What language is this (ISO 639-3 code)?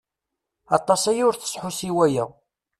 kab